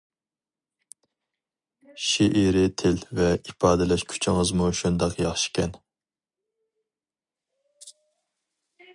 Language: Uyghur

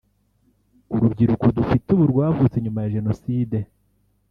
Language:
Kinyarwanda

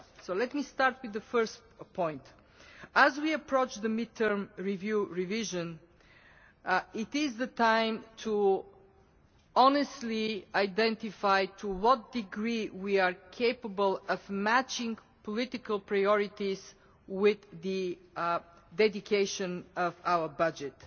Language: English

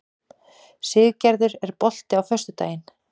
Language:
Icelandic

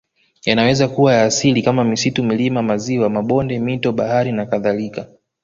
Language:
Swahili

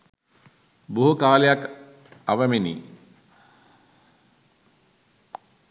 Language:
Sinhala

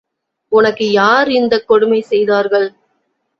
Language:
Tamil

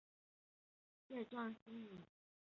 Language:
Chinese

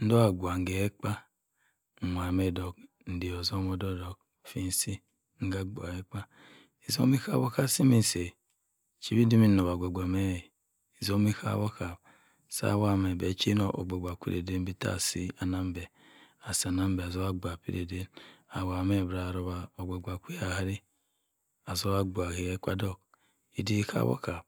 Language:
Cross River Mbembe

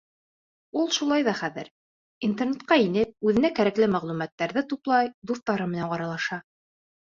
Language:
Bashkir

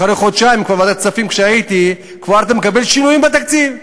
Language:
Hebrew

